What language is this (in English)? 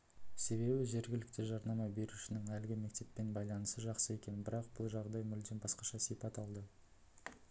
Kazakh